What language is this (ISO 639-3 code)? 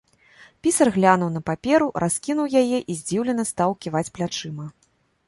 bel